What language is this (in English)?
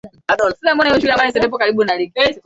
Swahili